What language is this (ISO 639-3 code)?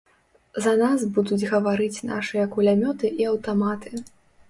bel